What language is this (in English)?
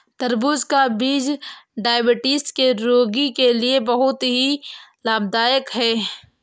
Hindi